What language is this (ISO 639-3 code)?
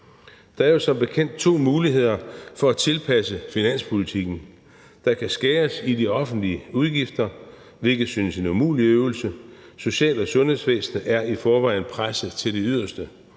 dan